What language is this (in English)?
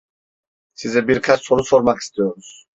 Turkish